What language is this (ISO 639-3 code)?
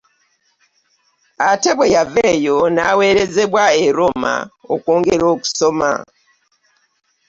lug